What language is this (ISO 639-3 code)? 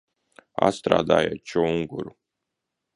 lav